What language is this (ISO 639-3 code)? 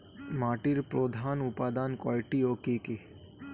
ben